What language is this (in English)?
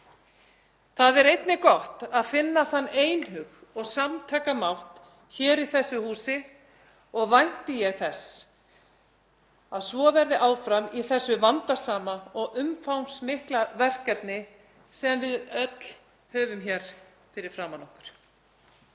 Icelandic